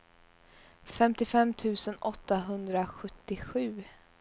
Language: Swedish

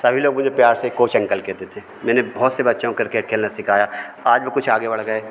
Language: Hindi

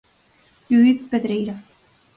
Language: Galician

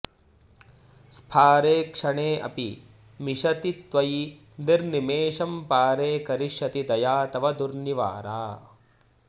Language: Sanskrit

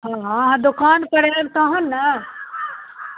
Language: Maithili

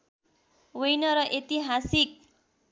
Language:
Nepali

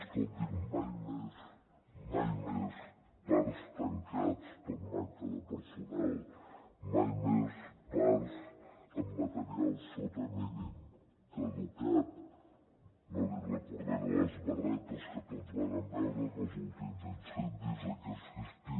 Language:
Catalan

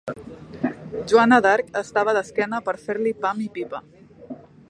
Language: Catalan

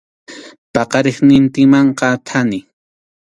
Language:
Arequipa-La Unión Quechua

